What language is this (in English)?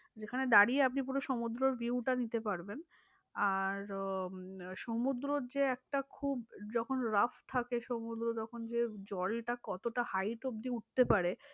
Bangla